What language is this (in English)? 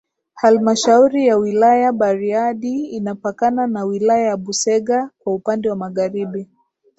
Swahili